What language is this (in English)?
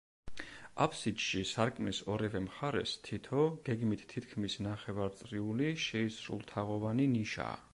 Georgian